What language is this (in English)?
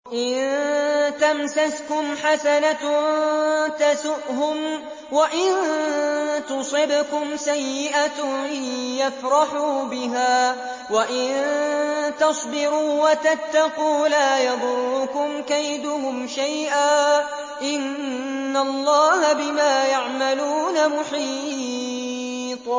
Arabic